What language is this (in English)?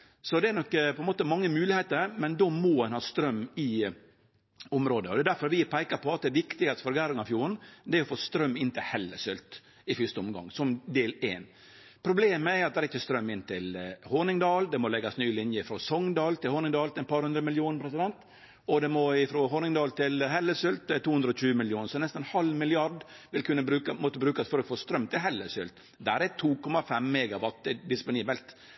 Norwegian Nynorsk